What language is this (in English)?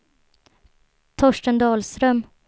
Swedish